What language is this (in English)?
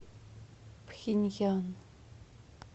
Russian